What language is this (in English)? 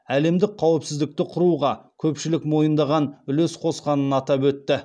Kazakh